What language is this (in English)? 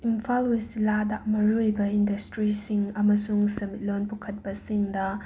Manipuri